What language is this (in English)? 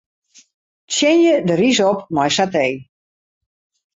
Western Frisian